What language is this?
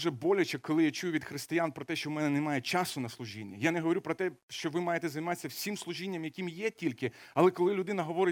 Ukrainian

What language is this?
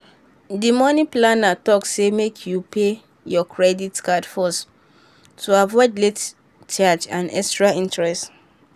Nigerian Pidgin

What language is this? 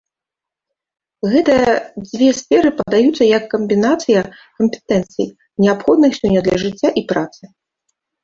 Belarusian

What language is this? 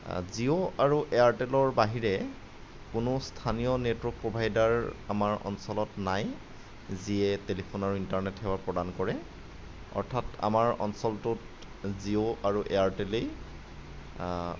Assamese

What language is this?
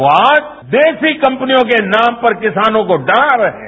Hindi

